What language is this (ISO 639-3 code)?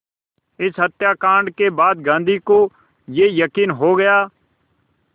hin